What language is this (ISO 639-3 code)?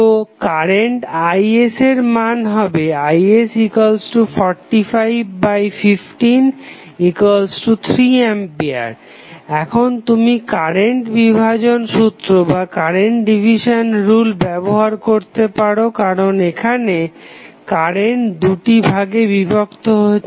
ben